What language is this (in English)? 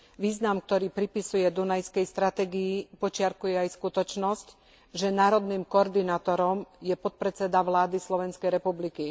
Slovak